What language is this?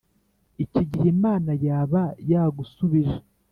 Kinyarwanda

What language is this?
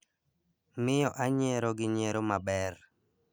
Luo (Kenya and Tanzania)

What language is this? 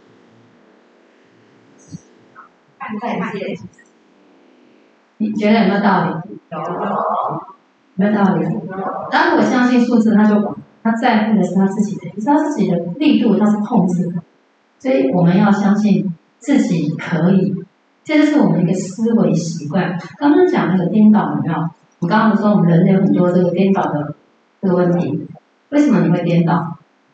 Chinese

